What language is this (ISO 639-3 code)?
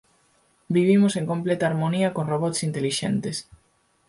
glg